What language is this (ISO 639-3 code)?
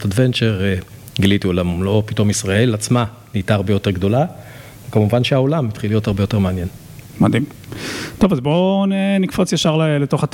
heb